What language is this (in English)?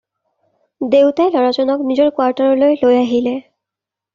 Assamese